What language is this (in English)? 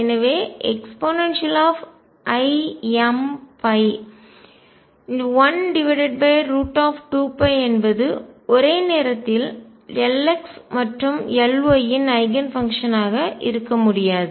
Tamil